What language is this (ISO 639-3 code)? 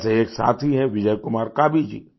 hin